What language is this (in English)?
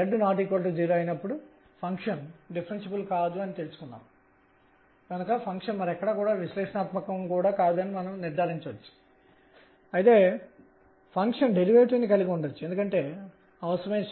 Telugu